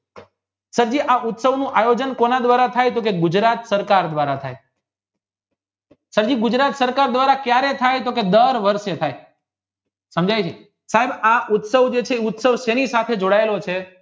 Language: Gujarati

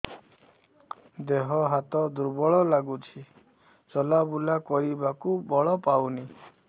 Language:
Odia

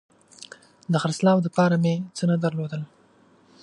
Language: Pashto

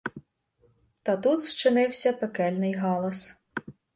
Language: Ukrainian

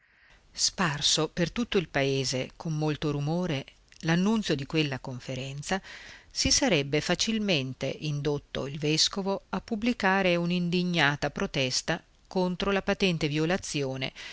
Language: Italian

